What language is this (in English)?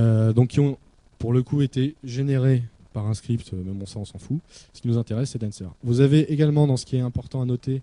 French